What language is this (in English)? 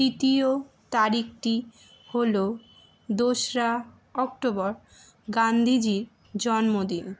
Bangla